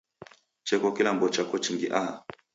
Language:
Taita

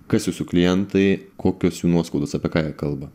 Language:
Lithuanian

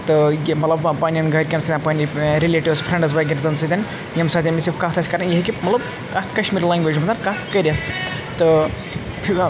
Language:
Kashmiri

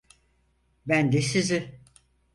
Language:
Turkish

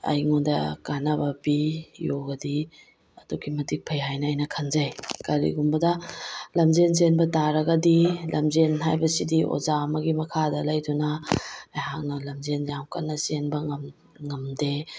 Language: Manipuri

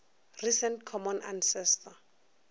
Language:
Northern Sotho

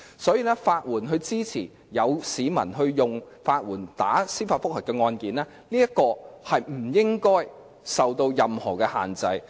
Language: Cantonese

